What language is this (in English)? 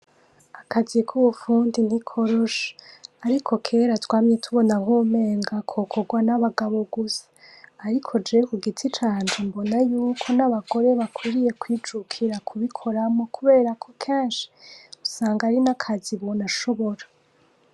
Rundi